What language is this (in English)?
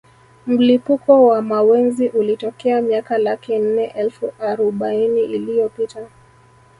Swahili